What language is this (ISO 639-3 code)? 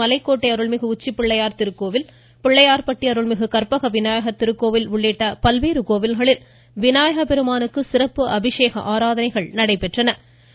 tam